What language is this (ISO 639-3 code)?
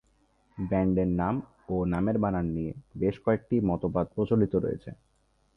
ben